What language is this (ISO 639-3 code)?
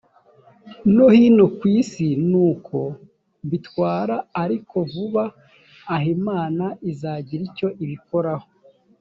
kin